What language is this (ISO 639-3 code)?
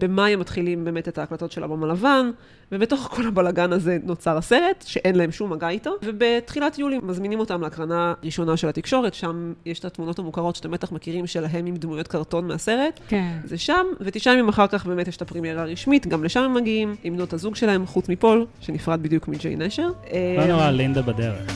heb